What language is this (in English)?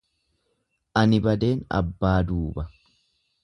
Oromo